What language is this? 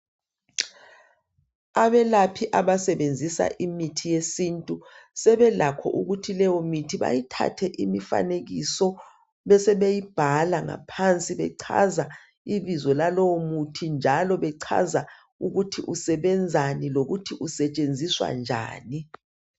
North Ndebele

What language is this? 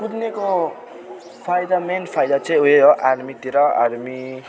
Nepali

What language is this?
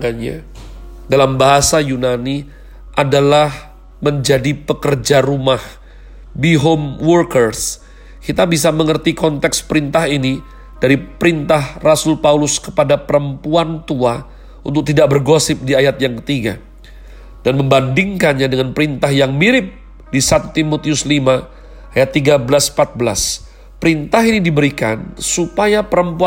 Indonesian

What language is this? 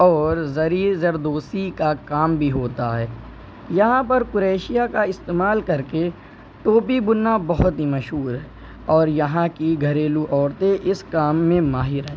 Urdu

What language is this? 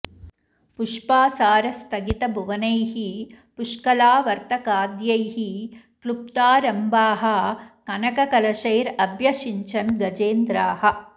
Sanskrit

